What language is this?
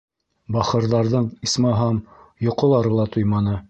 Bashkir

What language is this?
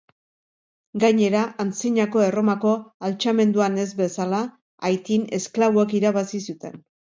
Basque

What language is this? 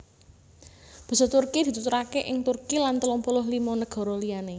Javanese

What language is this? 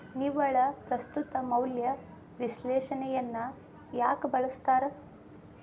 Kannada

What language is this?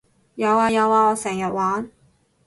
Cantonese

